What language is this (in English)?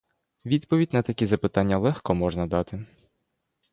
Ukrainian